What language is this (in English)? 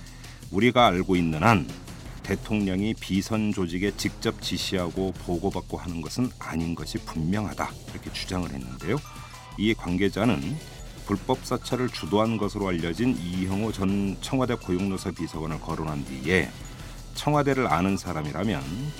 Korean